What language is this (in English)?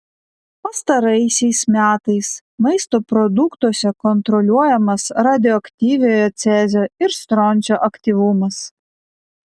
Lithuanian